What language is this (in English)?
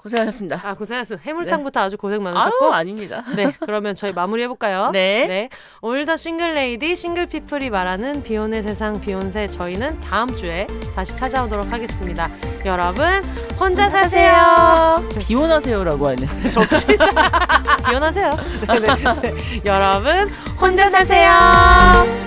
Korean